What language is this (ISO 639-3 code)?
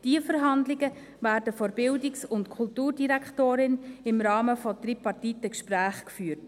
gsw